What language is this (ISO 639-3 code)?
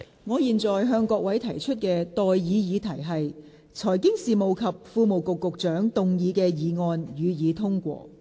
yue